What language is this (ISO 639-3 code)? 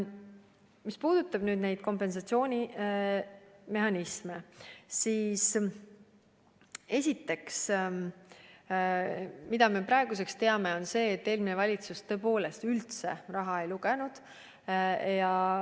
est